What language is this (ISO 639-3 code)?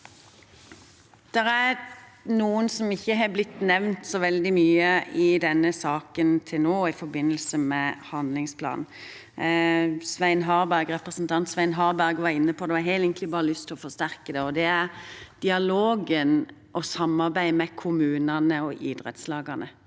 nor